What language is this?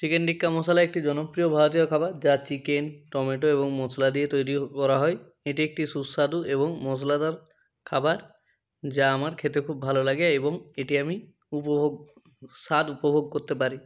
Bangla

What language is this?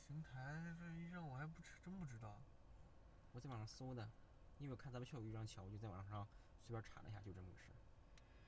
Chinese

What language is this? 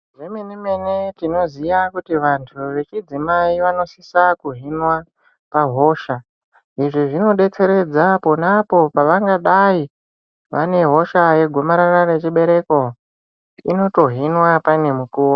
Ndau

